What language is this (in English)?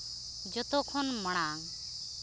Santali